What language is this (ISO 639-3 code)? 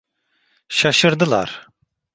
tur